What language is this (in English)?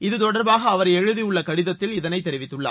Tamil